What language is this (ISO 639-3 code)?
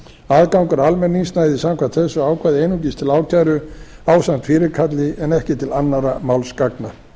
isl